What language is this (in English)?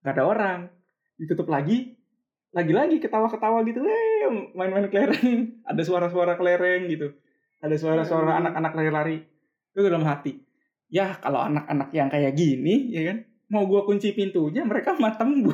Indonesian